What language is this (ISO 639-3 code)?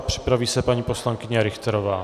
ces